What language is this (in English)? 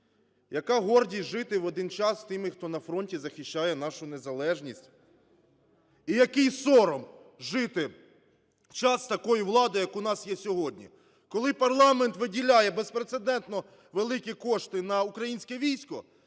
Ukrainian